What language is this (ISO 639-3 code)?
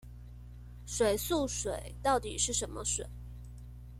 zho